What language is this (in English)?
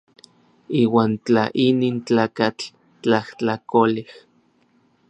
Orizaba Nahuatl